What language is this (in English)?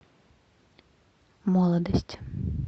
Russian